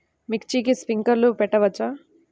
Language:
Telugu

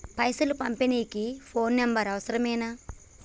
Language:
Telugu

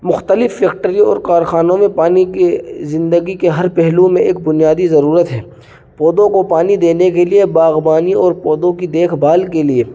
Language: Urdu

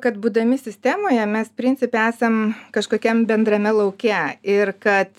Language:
Lithuanian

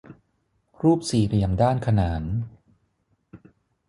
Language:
Thai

